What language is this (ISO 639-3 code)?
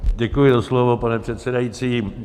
ces